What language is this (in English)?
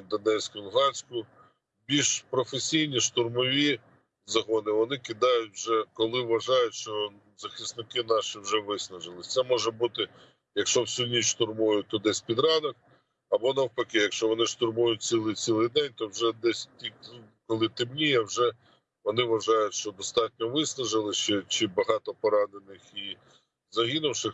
Ukrainian